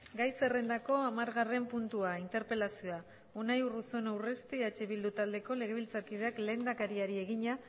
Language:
Basque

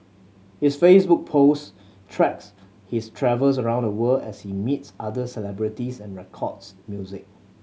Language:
English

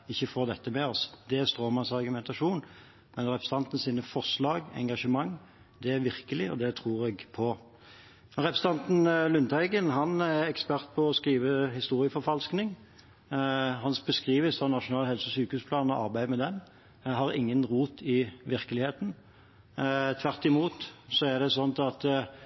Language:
Norwegian Bokmål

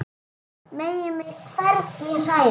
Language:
Icelandic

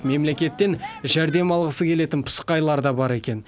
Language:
Kazakh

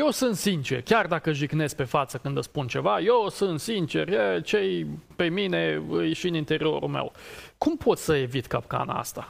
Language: Romanian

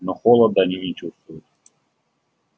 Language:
Russian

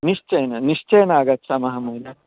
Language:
Sanskrit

